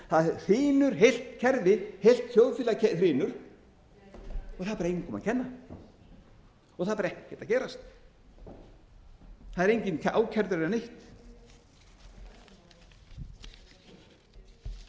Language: Icelandic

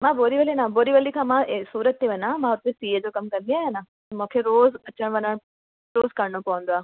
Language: Sindhi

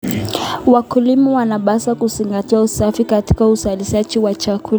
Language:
Kalenjin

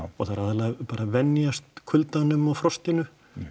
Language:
Icelandic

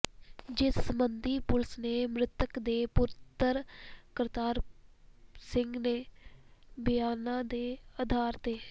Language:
Punjabi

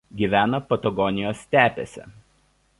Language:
Lithuanian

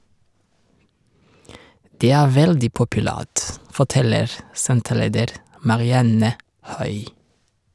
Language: Norwegian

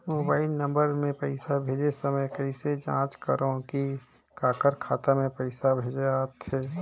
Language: Chhattisgarhi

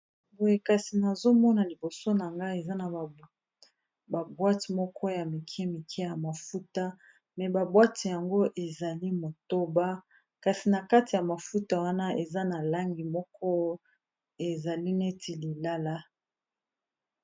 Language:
Lingala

